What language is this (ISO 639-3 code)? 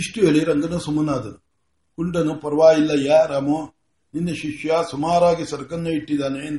kan